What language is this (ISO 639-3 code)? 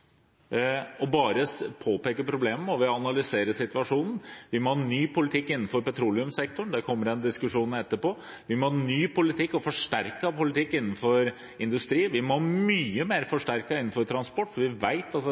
nob